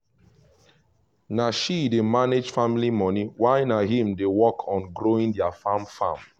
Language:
Nigerian Pidgin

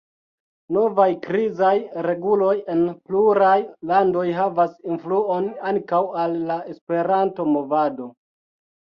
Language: Esperanto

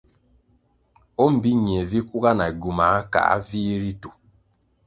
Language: Kwasio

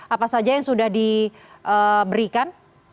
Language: Indonesian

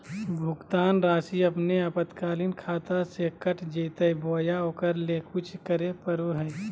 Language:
Magahi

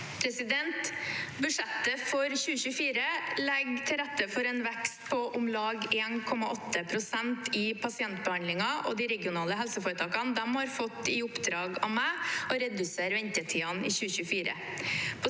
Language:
Norwegian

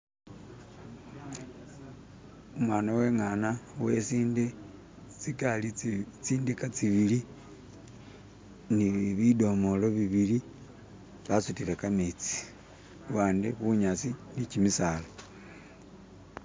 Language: Masaaba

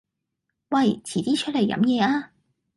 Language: Cantonese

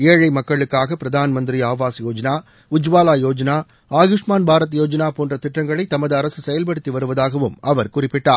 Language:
Tamil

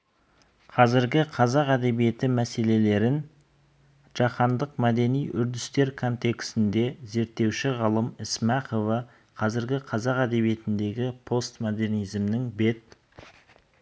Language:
Kazakh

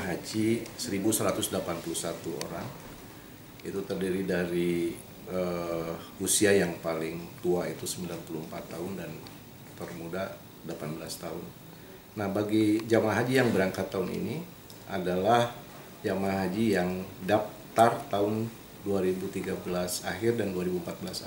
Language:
Indonesian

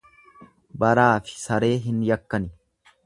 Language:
Oromo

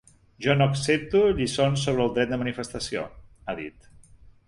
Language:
Catalan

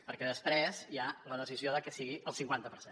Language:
Catalan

